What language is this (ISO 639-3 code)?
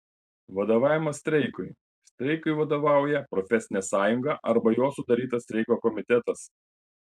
lit